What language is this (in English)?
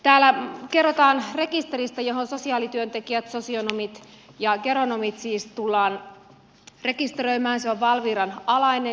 Finnish